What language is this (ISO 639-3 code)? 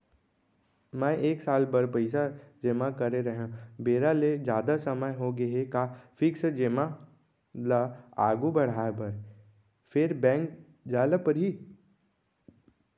hne